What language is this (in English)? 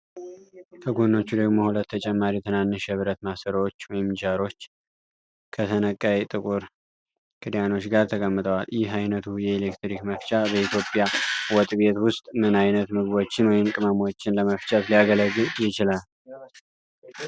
Amharic